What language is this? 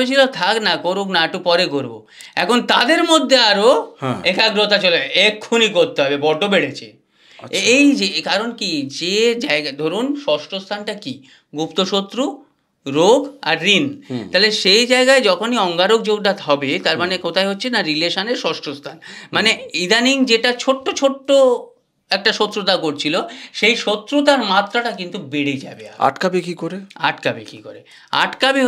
Bangla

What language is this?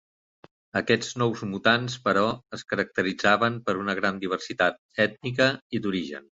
Catalan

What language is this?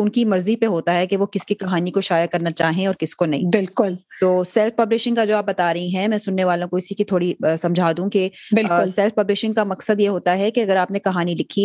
Urdu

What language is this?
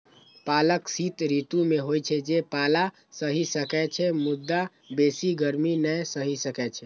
Maithili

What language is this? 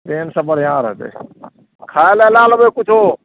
Maithili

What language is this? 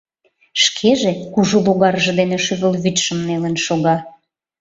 Mari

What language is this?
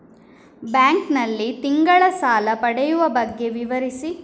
Kannada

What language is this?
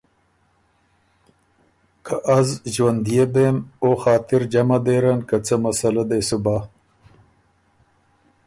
Ormuri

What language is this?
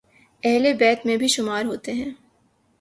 Urdu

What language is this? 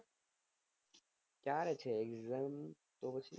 Gujarati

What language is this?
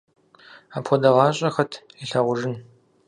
Kabardian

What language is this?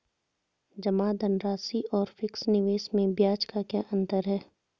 Hindi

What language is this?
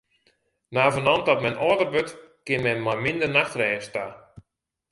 Western Frisian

